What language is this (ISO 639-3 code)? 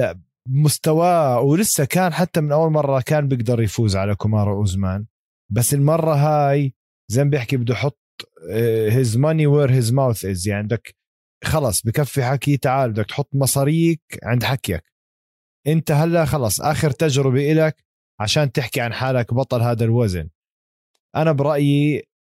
ara